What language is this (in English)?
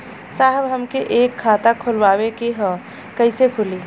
Bhojpuri